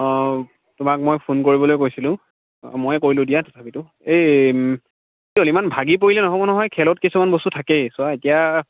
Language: Assamese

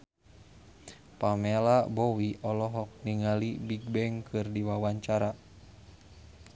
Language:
Sundanese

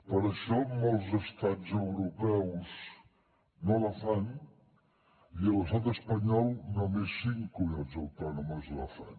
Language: Catalan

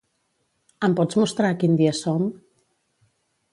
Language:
Catalan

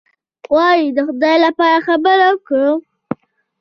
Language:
Pashto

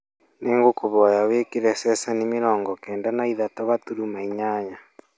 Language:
Kikuyu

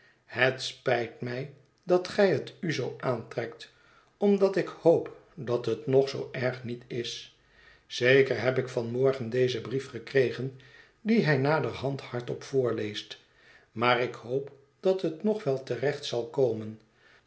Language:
Dutch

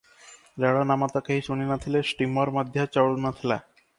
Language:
Odia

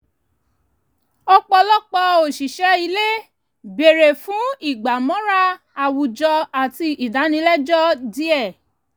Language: Yoruba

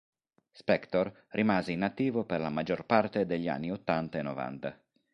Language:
Italian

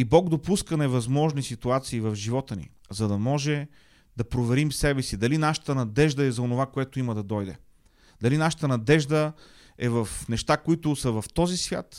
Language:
Bulgarian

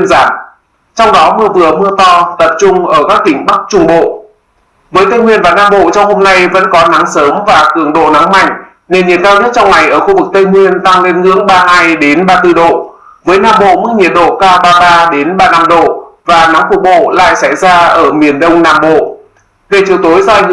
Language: Vietnamese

